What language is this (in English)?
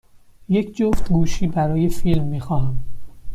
Persian